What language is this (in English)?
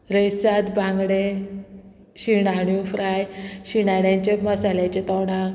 Konkani